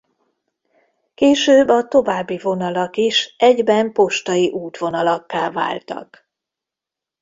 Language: Hungarian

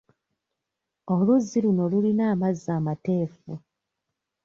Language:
Ganda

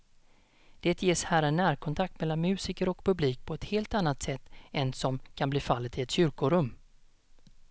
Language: Swedish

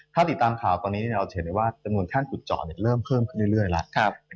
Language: Thai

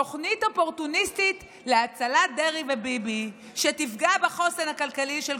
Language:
Hebrew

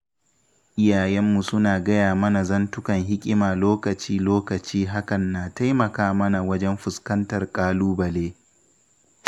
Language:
Hausa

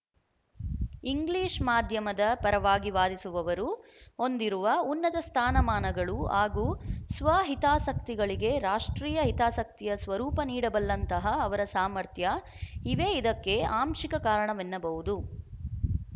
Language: Kannada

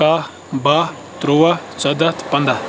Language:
Kashmiri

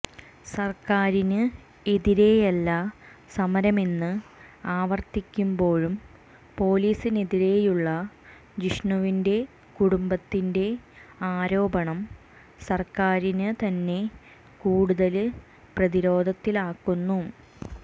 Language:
Malayalam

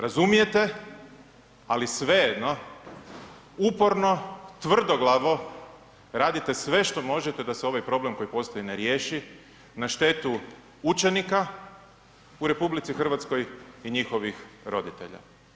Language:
Croatian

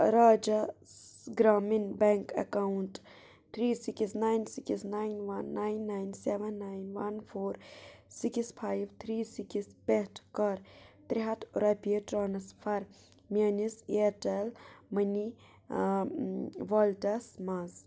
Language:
Kashmiri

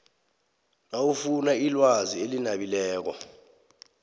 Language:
South Ndebele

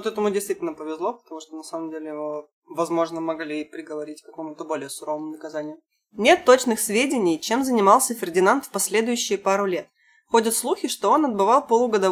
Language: Russian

